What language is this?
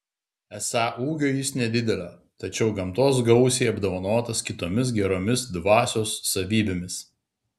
Lithuanian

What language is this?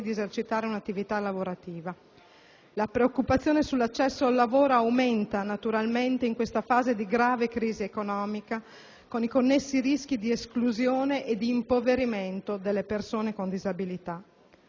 Italian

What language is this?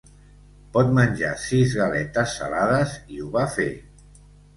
Catalan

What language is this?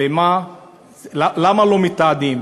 Hebrew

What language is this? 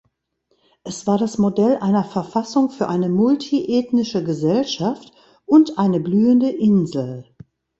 German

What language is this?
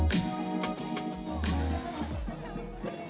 Indonesian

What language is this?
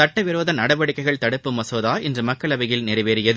Tamil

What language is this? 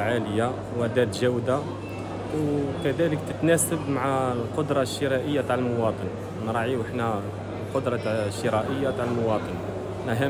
Arabic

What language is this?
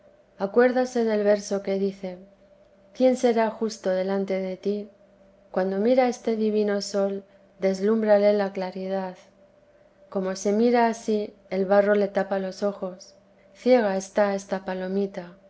Spanish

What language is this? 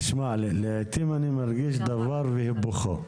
Hebrew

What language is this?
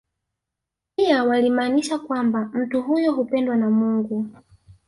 Swahili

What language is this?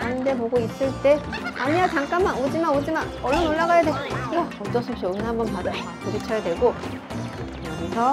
Korean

